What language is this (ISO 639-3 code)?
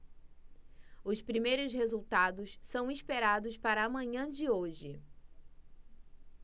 por